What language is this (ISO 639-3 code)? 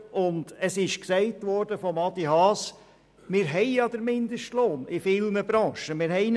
gsw